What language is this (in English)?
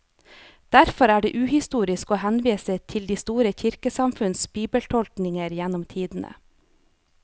Norwegian